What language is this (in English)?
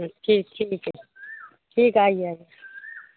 Urdu